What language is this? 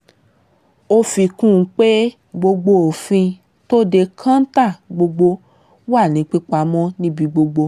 Yoruba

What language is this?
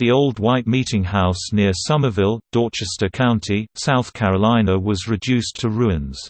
English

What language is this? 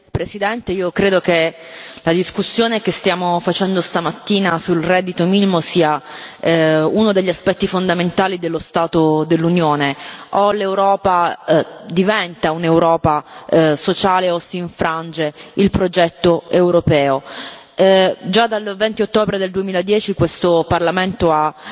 Italian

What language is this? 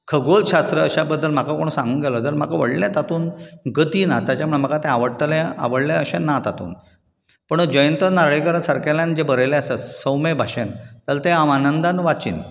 Konkani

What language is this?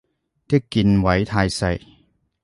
Cantonese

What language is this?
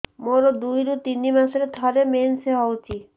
Odia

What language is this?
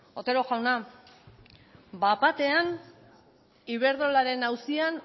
Basque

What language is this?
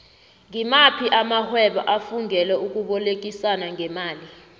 South Ndebele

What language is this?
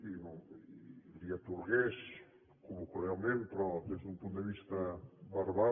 Catalan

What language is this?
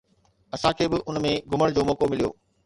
Sindhi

